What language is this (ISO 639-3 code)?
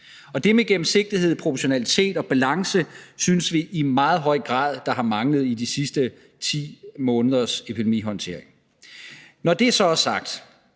dan